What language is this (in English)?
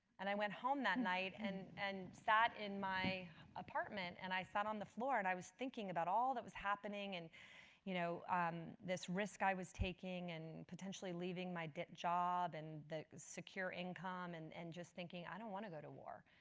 English